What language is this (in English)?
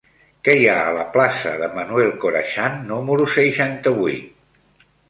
Catalan